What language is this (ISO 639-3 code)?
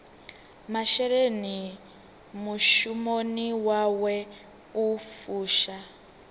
ven